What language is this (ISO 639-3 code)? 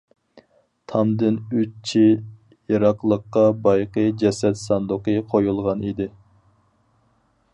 uig